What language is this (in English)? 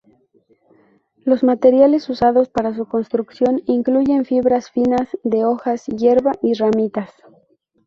Spanish